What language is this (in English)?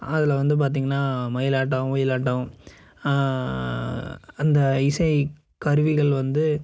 Tamil